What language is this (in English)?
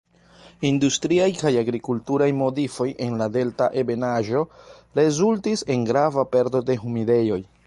Esperanto